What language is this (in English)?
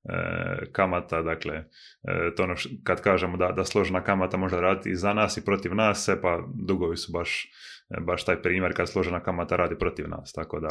Croatian